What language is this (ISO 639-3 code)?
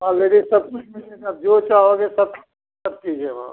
hin